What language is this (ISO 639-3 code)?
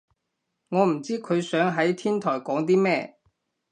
yue